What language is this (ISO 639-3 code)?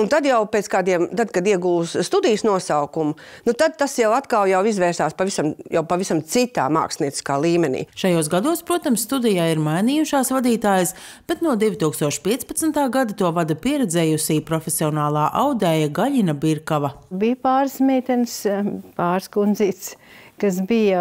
lav